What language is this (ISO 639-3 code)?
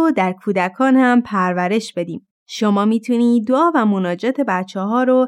fas